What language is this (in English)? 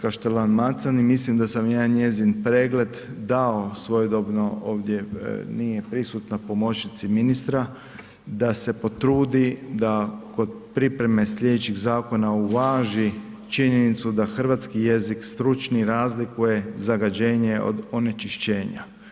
Croatian